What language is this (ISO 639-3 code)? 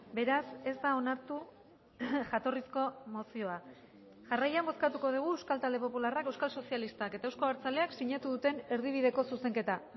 eus